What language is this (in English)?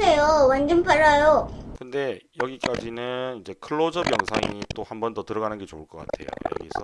Korean